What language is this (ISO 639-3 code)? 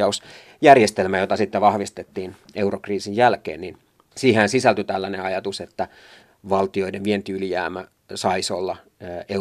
fin